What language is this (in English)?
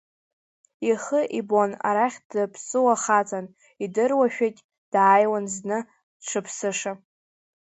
Abkhazian